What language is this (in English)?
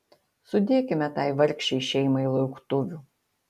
Lithuanian